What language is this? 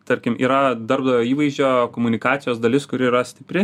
Lithuanian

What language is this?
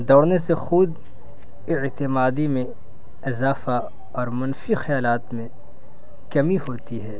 Urdu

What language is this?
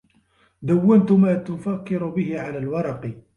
Arabic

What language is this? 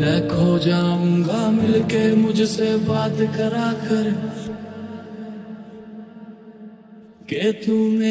Romanian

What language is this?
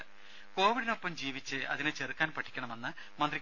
Malayalam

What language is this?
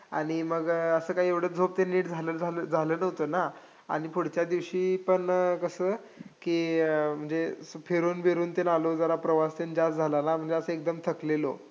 Marathi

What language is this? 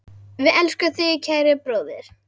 Icelandic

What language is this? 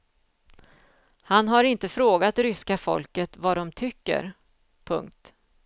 Swedish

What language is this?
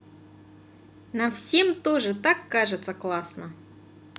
Russian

